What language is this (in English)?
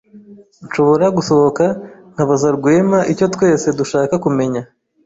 Kinyarwanda